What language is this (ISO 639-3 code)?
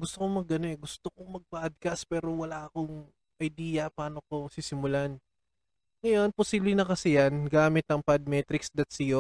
fil